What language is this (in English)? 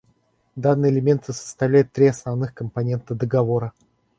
Russian